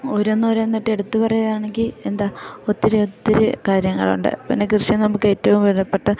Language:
Malayalam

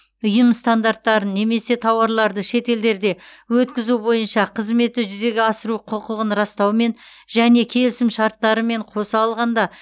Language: Kazakh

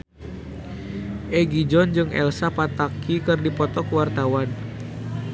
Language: Sundanese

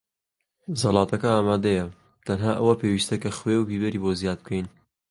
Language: Central Kurdish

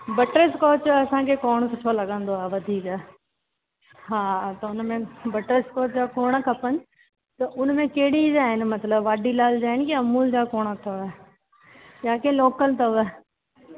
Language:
Sindhi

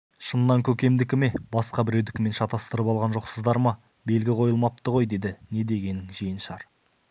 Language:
Kazakh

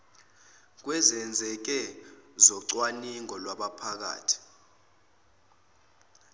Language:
Zulu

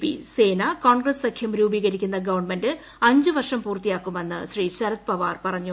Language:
Malayalam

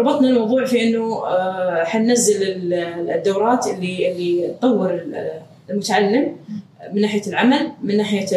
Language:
Arabic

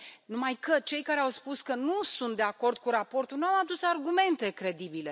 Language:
Romanian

